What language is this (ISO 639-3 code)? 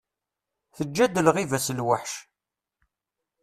kab